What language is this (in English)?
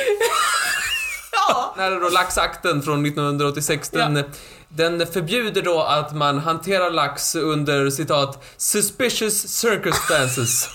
Swedish